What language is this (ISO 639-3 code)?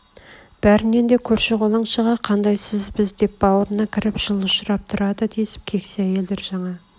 kaz